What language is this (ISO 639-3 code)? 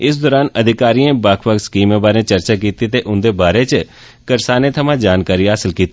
doi